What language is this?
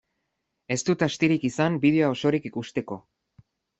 Basque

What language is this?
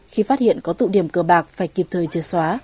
Vietnamese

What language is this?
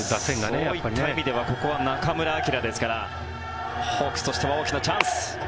Japanese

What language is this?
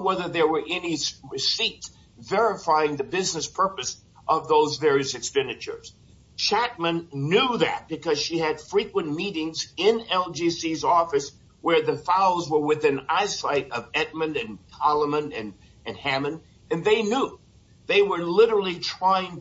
English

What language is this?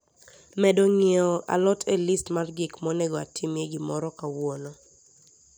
Luo (Kenya and Tanzania)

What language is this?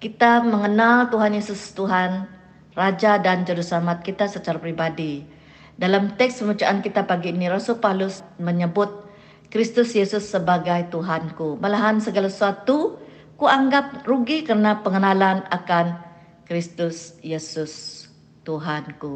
Malay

